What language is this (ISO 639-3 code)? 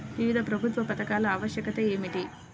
tel